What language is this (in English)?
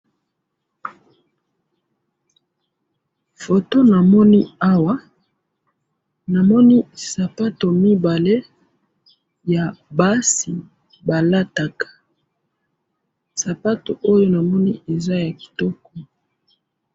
Lingala